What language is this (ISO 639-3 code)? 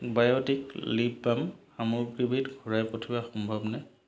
asm